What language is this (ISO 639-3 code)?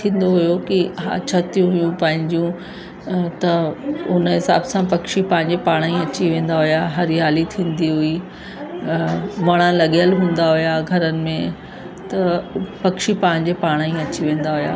snd